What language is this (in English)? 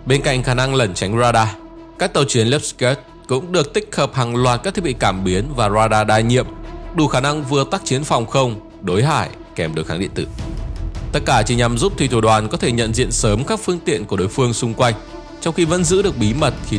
Vietnamese